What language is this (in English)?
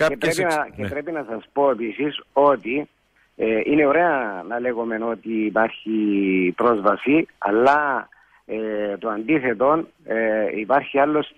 Greek